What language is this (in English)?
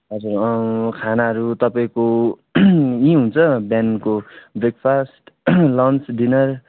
Nepali